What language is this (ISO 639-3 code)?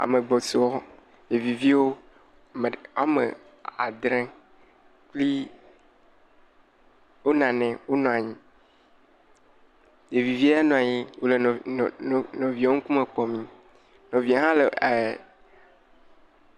ewe